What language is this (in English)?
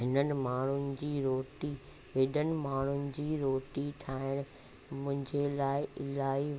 Sindhi